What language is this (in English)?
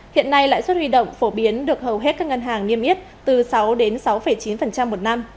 Vietnamese